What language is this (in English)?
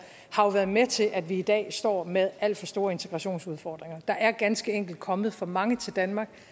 Danish